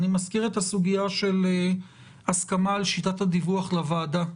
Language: Hebrew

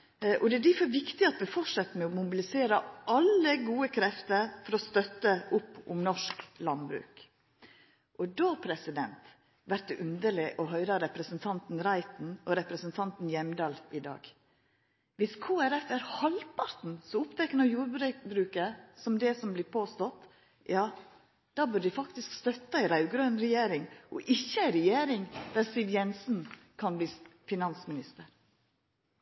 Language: Norwegian Nynorsk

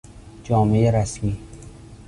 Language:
Persian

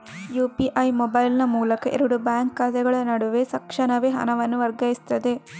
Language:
Kannada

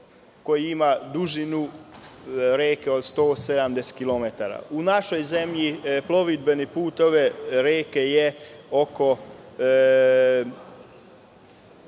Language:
Serbian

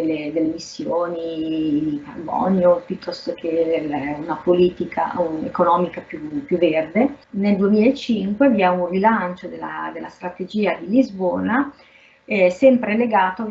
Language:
Italian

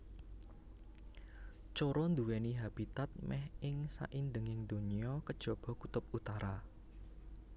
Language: Javanese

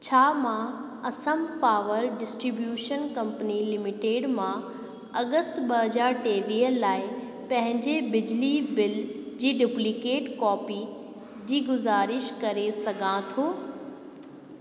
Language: Sindhi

